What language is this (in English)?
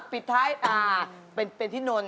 Thai